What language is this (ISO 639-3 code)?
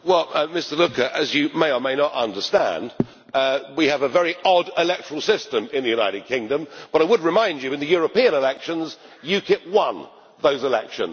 eng